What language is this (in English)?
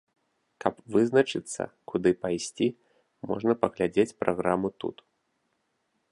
Belarusian